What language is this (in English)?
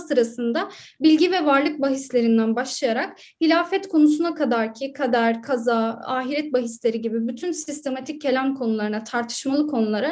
Turkish